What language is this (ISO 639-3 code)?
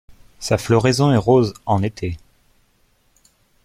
fra